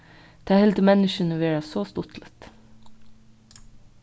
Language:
Faroese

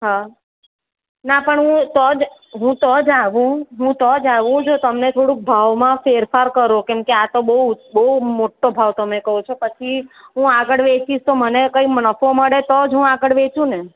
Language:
Gujarati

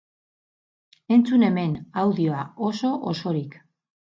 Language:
Basque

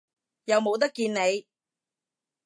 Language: Cantonese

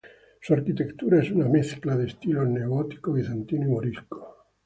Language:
Spanish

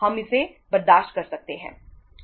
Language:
Hindi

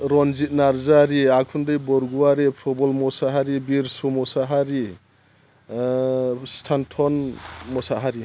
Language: Bodo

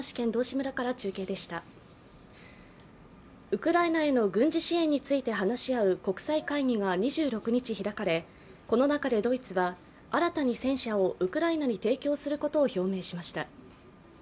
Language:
Japanese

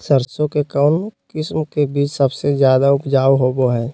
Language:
Magahi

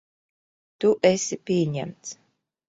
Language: Latvian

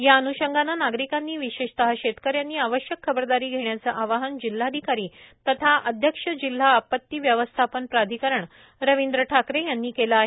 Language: Marathi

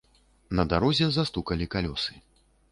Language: Belarusian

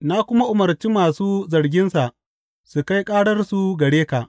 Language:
Hausa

